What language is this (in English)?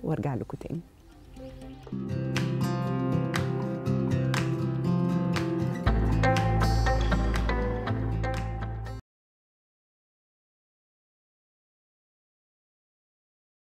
Arabic